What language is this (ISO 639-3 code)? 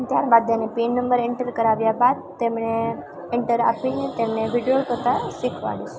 guj